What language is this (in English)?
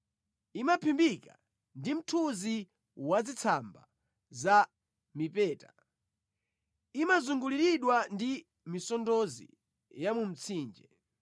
Nyanja